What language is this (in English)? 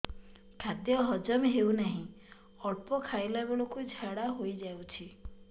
Odia